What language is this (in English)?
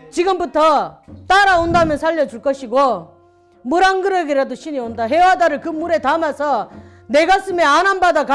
Korean